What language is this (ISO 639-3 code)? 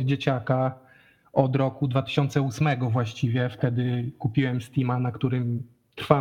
pol